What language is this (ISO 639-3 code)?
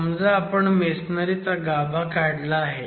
mar